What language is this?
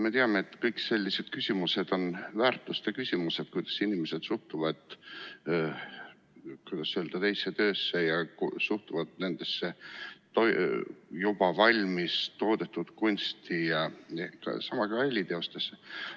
Estonian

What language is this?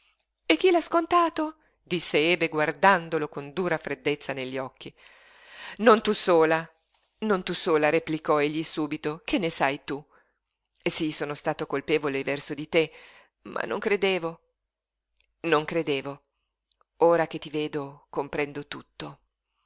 Italian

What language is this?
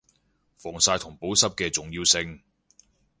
Cantonese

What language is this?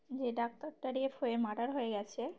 Bangla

